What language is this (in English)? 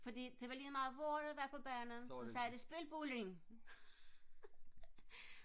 Danish